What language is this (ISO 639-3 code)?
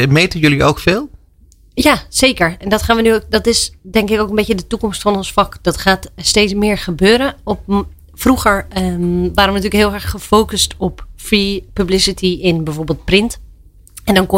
nld